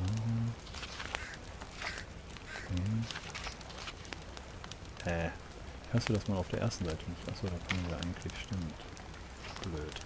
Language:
German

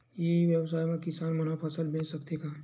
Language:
Chhattisgarhi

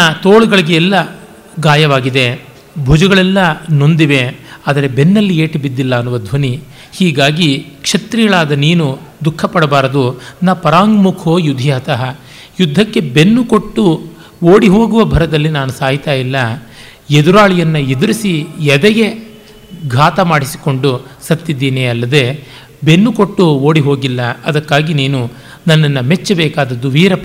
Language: Kannada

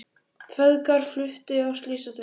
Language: Icelandic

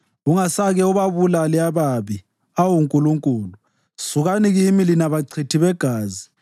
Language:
North Ndebele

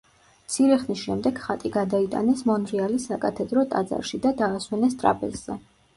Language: Georgian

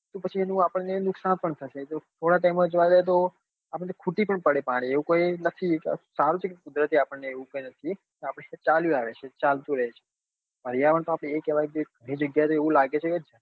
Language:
Gujarati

